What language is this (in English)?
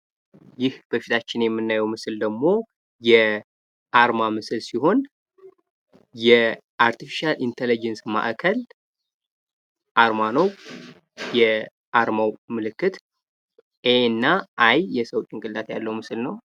Amharic